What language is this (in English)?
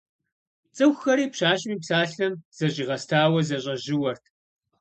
Kabardian